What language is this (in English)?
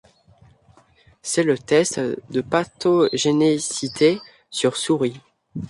French